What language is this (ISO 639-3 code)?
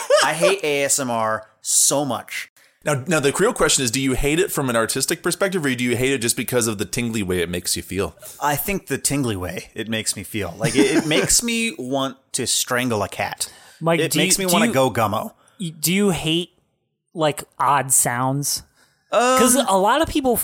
eng